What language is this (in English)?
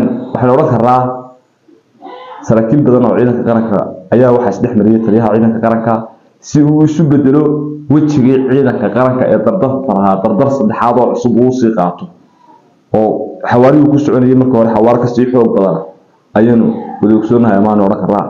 Arabic